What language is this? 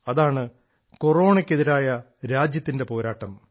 Malayalam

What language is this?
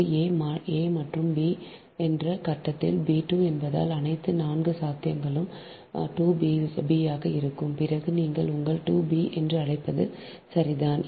Tamil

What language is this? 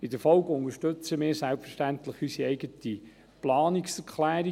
Swiss German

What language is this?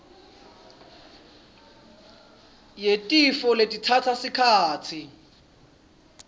Swati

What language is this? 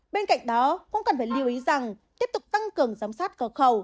Vietnamese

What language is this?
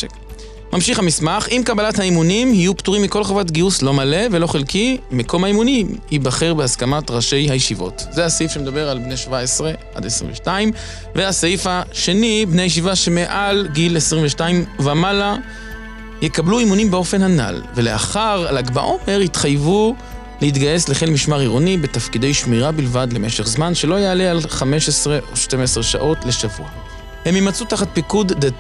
Hebrew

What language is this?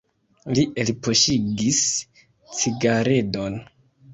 Esperanto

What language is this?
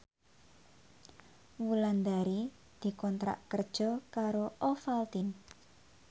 Javanese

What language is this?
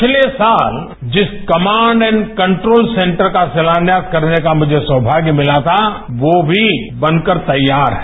Hindi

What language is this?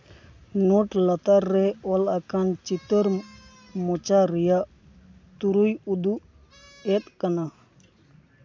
Santali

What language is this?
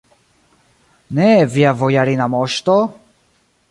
Esperanto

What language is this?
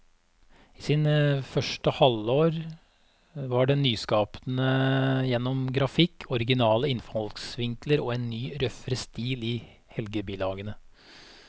Norwegian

